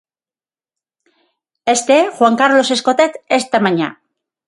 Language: Galician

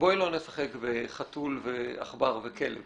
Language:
Hebrew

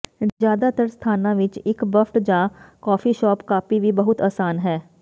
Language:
Punjabi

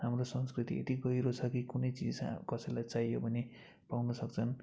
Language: Nepali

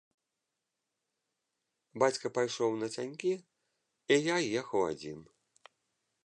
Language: Belarusian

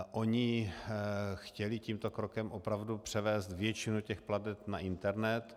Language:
Czech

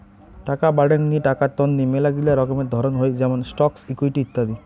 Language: Bangla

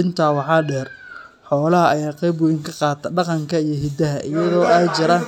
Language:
Somali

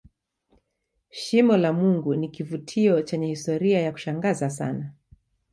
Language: Swahili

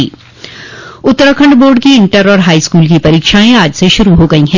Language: Hindi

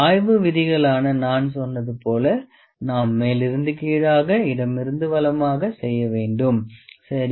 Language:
Tamil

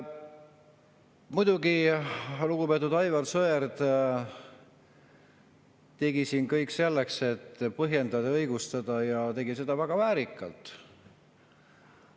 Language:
Estonian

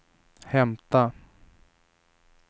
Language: Swedish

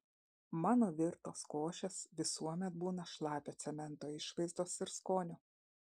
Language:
Lithuanian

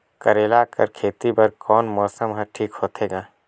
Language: Chhattisgarhi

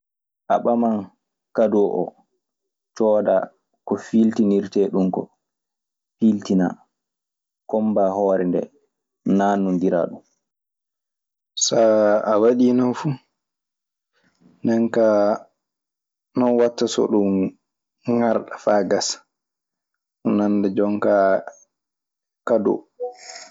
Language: Maasina Fulfulde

